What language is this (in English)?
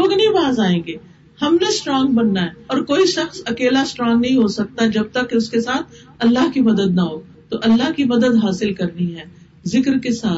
Urdu